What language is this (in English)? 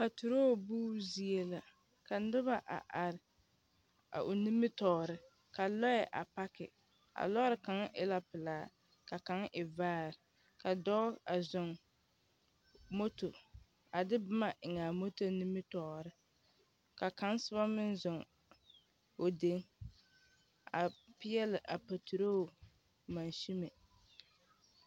Southern Dagaare